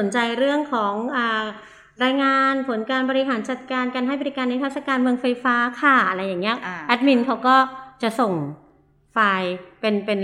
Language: Thai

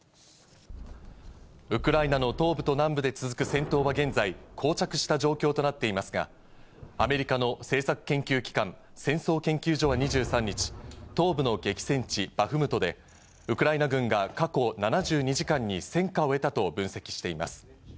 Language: Japanese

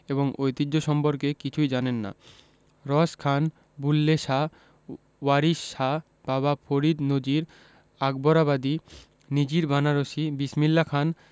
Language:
Bangla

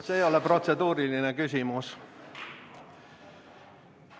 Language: Estonian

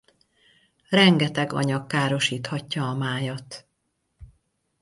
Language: Hungarian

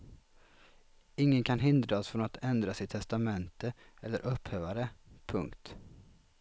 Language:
Swedish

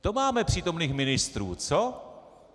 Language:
Czech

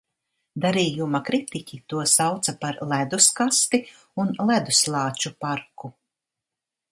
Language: Latvian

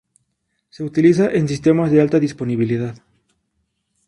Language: Spanish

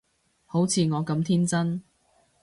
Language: Cantonese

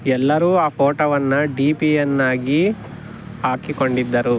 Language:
Kannada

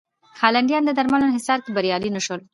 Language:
Pashto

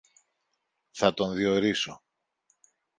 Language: Greek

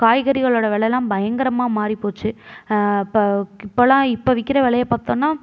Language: Tamil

